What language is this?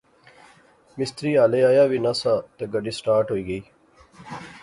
Pahari-Potwari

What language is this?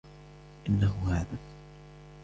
Arabic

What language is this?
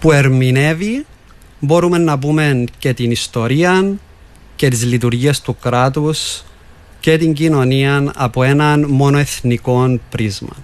Greek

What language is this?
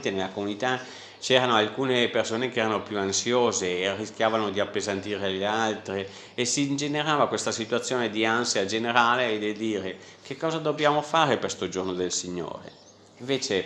Italian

